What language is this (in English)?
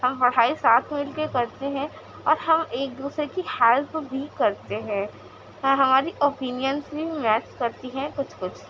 Urdu